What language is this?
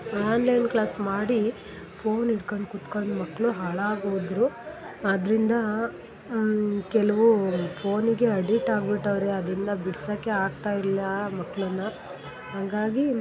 Kannada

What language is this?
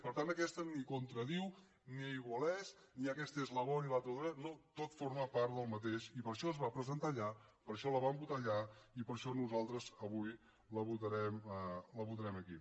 Catalan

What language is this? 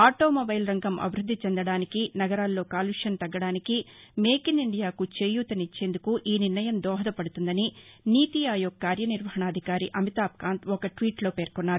Telugu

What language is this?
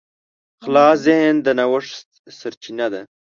Pashto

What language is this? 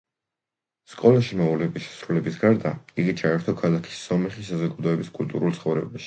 Georgian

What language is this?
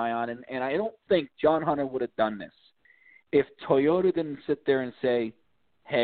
English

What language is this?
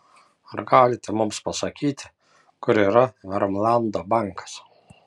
Lithuanian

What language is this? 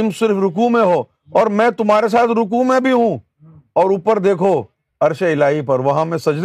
Urdu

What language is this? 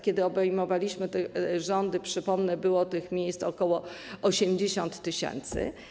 Polish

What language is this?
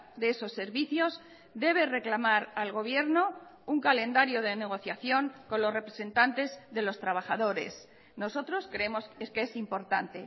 Spanish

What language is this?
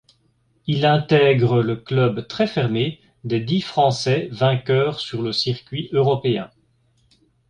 French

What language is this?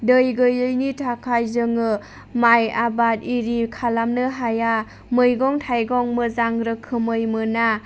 Bodo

